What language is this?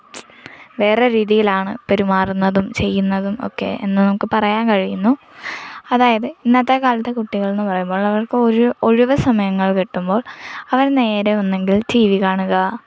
Malayalam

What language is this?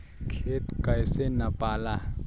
Bhojpuri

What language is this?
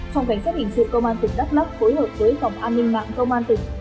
Vietnamese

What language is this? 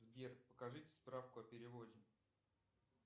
Russian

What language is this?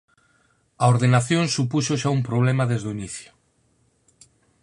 Galician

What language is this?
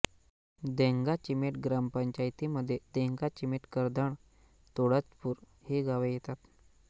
Marathi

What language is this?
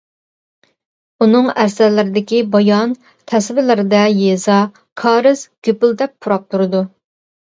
Uyghur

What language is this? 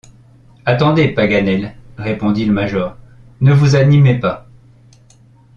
French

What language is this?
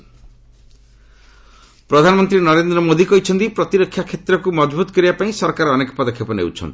Odia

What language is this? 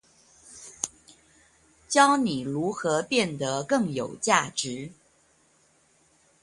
Chinese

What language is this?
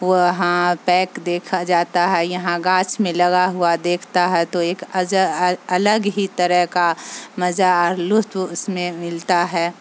Urdu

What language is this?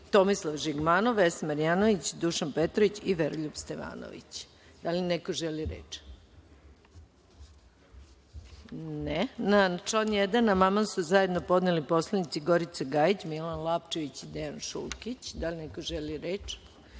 Serbian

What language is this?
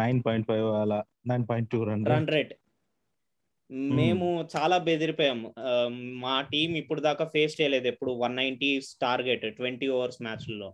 Telugu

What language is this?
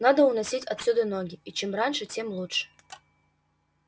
Russian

